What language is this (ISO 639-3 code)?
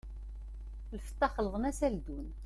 kab